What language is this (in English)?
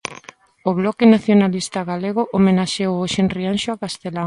Galician